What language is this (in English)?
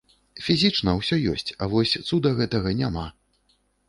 Belarusian